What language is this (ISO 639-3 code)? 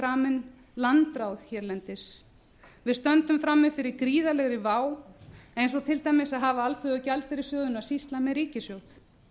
isl